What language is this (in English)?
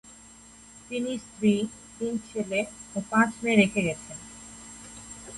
Bangla